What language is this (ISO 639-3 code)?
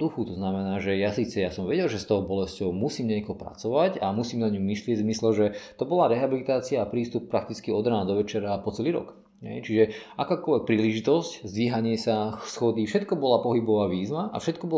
slk